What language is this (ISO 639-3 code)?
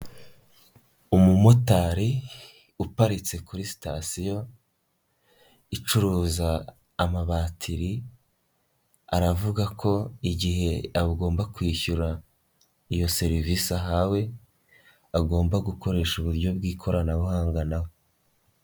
kin